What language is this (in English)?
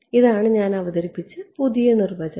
Malayalam